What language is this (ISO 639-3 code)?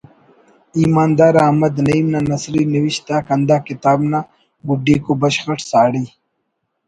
brh